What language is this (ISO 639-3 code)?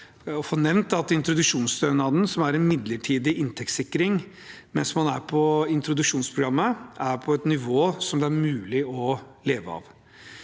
nor